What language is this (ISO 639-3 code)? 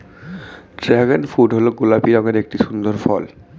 ben